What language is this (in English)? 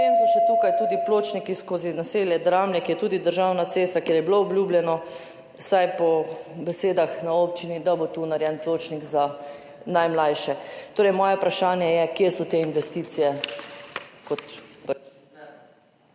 Slovenian